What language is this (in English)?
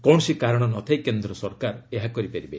Odia